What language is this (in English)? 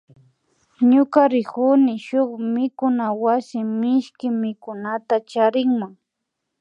Imbabura Highland Quichua